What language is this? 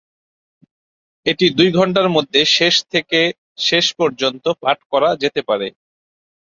Bangla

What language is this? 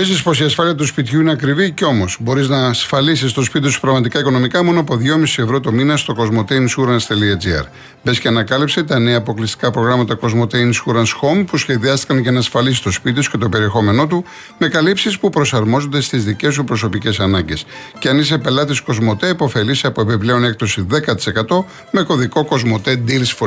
Greek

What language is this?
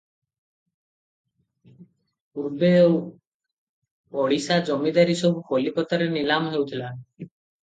Odia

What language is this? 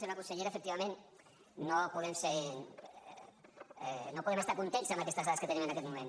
Catalan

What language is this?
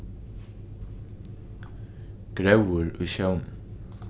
Faroese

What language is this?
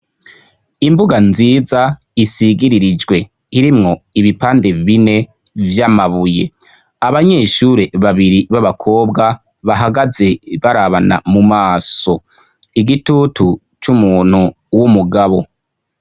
Rundi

